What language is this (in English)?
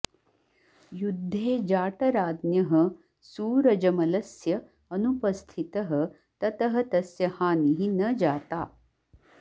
Sanskrit